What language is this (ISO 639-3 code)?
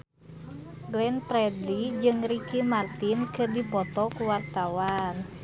sun